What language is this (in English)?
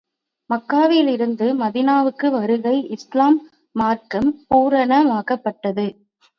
Tamil